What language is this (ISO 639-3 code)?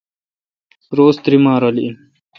xka